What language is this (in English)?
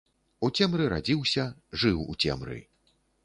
Belarusian